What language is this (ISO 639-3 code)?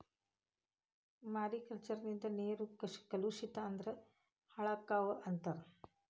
kan